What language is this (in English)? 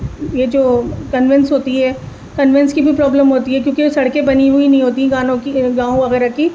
Urdu